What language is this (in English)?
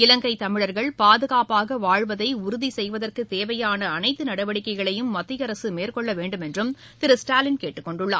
Tamil